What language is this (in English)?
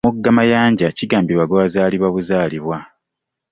Ganda